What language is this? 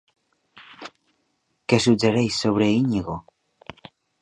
Catalan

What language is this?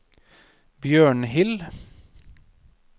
Norwegian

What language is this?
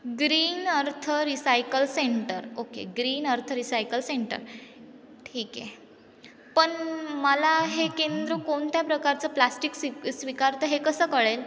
Marathi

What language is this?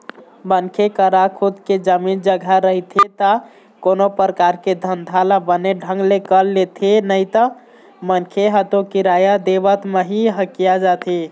Chhattisgarhi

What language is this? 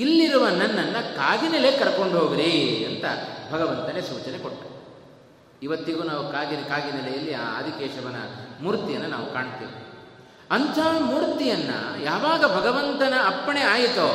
Kannada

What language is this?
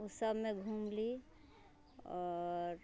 Maithili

